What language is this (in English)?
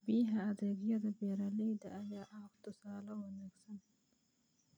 Somali